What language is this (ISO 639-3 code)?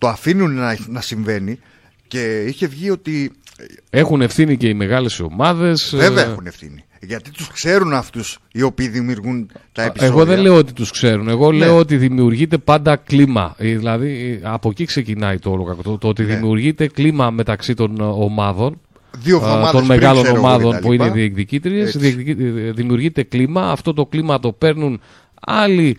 ell